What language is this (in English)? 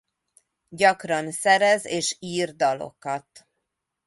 Hungarian